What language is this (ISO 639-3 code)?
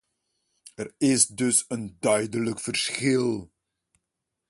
nld